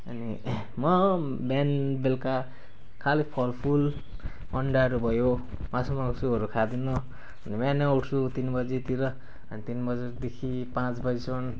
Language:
Nepali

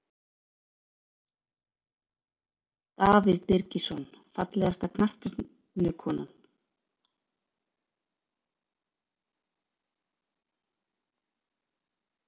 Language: Icelandic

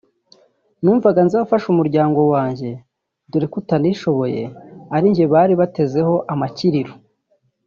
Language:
Kinyarwanda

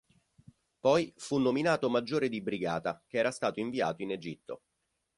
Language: Italian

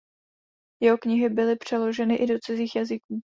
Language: Czech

